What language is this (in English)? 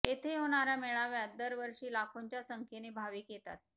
Marathi